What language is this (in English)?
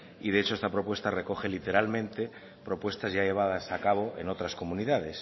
Spanish